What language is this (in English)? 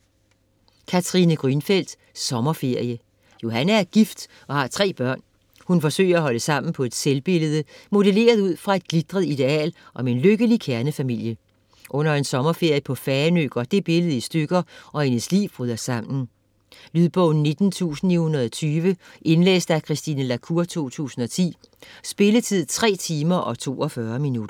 Danish